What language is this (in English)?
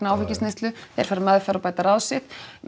Icelandic